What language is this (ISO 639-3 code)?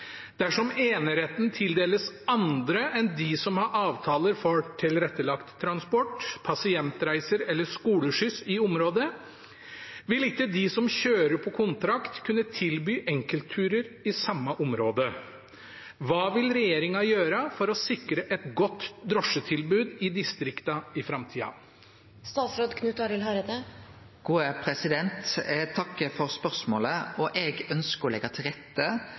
nor